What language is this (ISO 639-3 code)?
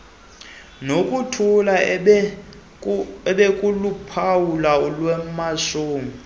xho